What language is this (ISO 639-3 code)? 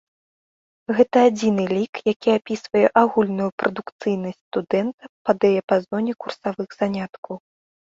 bel